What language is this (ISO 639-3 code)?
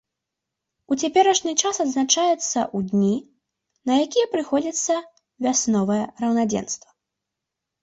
bel